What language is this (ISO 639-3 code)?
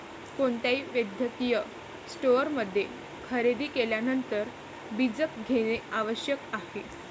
mar